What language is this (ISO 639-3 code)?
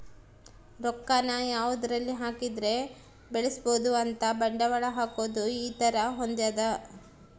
kan